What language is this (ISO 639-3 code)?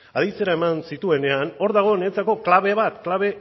eus